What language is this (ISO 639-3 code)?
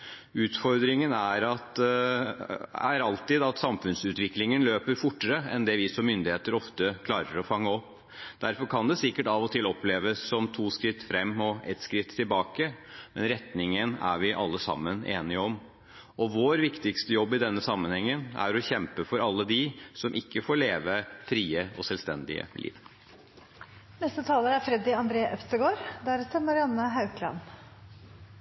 nob